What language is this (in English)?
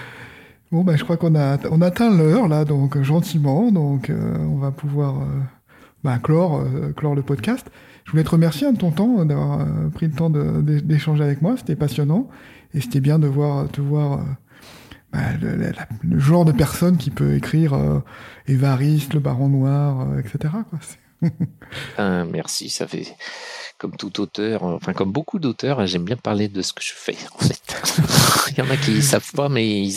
French